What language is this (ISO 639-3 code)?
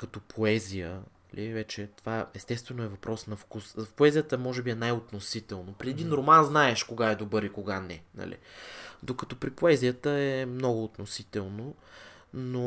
bul